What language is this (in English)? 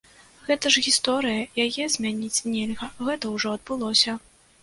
Belarusian